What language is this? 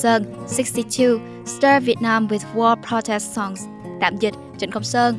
Vietnamese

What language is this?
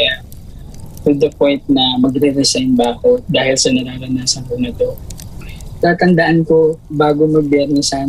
Filipino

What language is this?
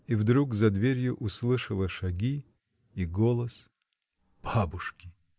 Russian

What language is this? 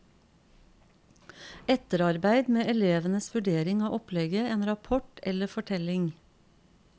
Norwegian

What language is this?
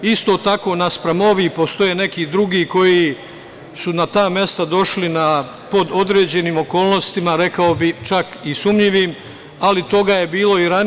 Serbian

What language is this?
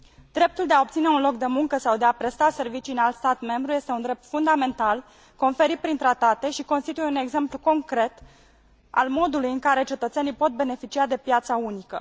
Romanian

